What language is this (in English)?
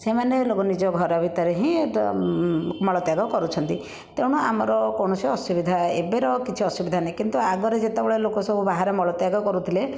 Odia